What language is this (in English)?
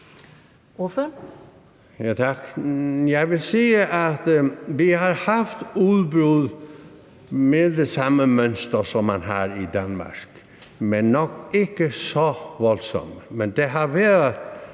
Danish